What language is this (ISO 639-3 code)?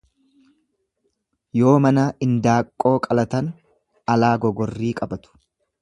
orm